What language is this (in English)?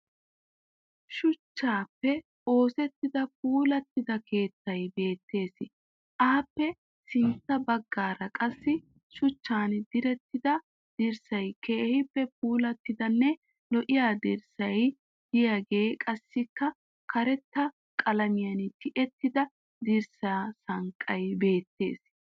Wolaytta